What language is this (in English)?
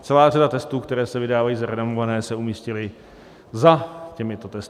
Czech